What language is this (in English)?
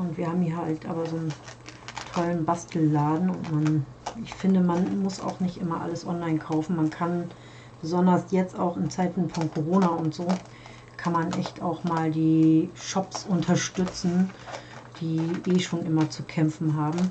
German